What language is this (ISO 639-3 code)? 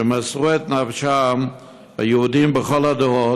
heb